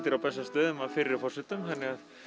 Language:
Icelandic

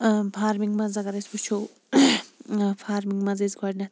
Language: Kashmiri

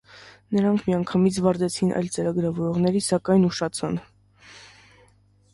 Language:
Armenian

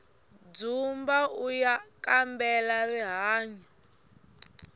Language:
Tsonga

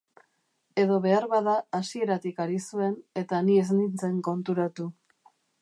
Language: Basque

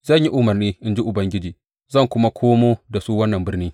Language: Hausa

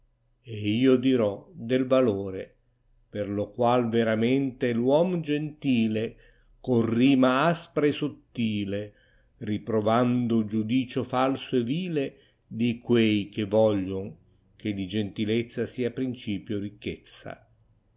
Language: Italian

